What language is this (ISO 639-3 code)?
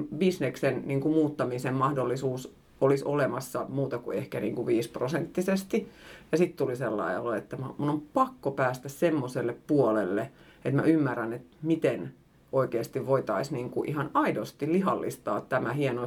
fin